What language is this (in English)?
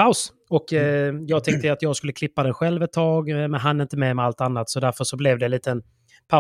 Swedish